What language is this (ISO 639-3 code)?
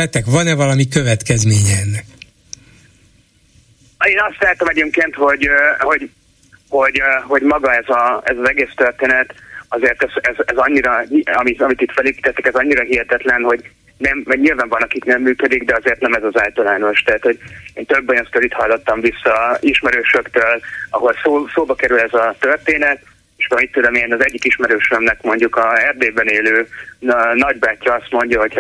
hun